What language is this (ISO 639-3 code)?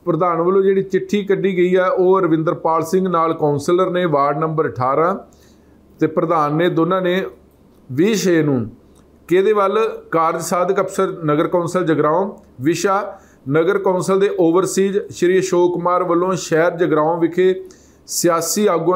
hin